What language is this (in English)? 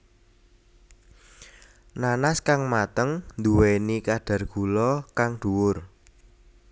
Javanese